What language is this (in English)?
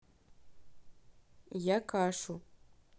Russian